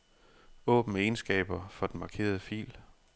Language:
Danish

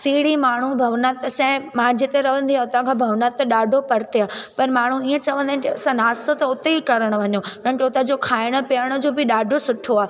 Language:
Sindhi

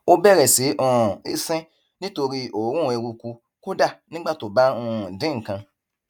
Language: Yoruba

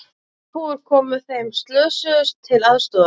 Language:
Icelandic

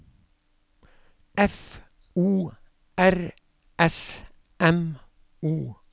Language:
Norwegian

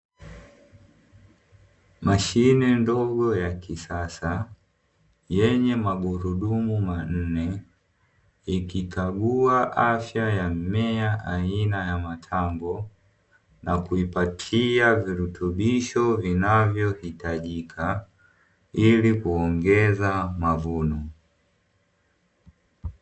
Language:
Swahili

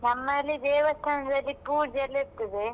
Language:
Kannada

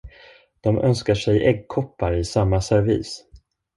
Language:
Swedish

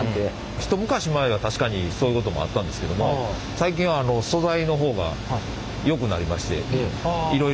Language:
Japanese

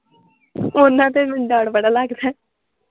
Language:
Punjabi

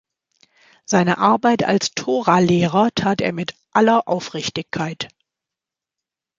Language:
German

